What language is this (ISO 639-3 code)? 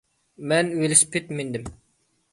uig